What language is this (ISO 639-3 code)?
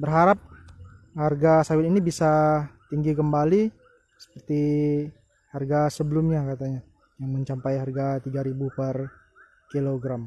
ind